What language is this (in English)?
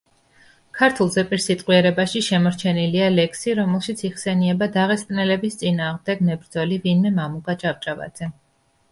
Georgian